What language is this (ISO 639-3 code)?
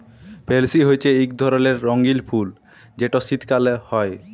ben